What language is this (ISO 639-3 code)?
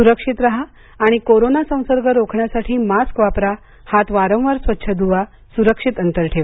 mar